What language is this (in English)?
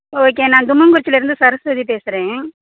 Tamil